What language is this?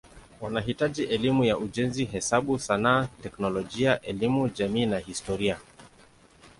Swahili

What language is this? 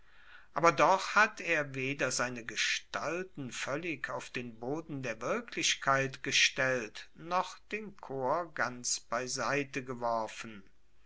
German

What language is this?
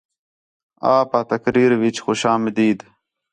Khetrani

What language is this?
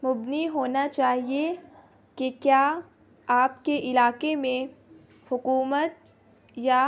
Urdu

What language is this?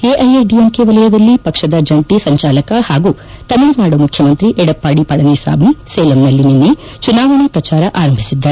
Kannada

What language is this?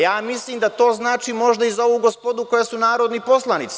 Serbian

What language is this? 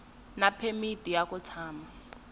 Tsonga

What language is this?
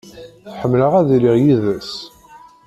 Kabyle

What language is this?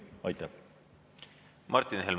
Estonian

